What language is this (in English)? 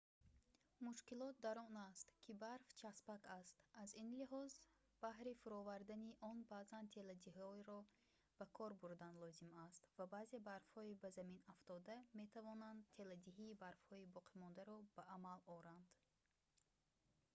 Tajik